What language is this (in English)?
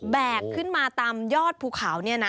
Thai